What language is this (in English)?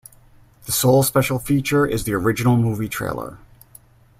English